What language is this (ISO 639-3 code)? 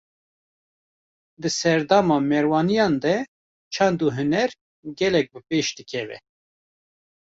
kur